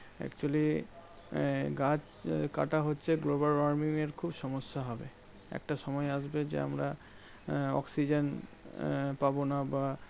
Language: Bangla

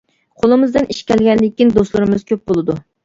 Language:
Uyghur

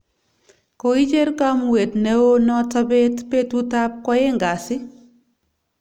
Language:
Kalenjin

